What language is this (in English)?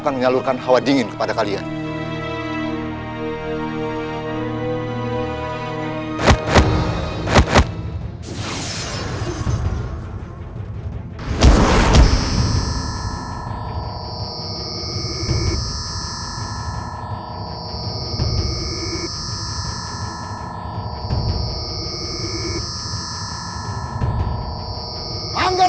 Indonesian